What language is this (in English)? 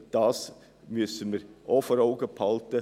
Swiss German